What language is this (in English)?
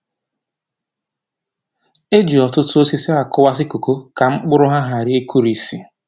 Igbo